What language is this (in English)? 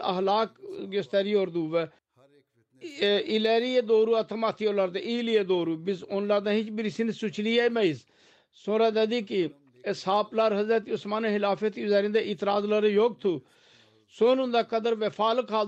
Turkish